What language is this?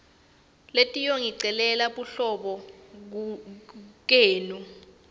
Swati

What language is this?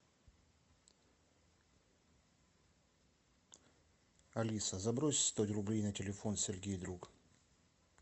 Russian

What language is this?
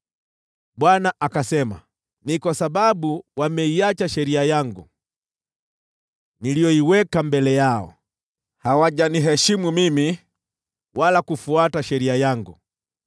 Swahili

